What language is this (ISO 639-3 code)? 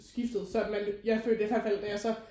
dan